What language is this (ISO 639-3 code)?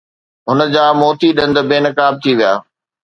snd